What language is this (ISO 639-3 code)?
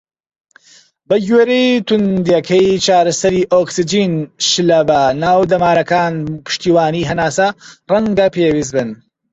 ckb